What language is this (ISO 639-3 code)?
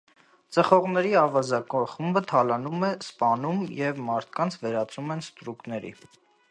hye